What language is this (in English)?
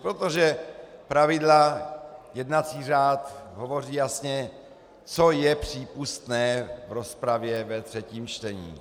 Czech